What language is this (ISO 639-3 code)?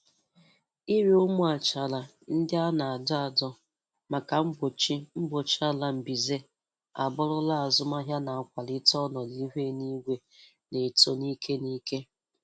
ibo